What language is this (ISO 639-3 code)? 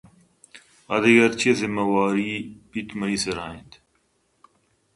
bgp